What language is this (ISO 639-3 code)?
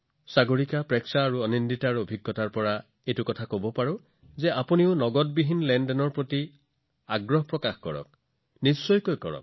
asm